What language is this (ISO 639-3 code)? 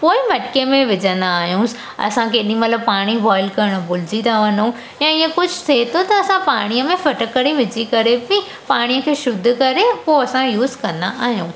snd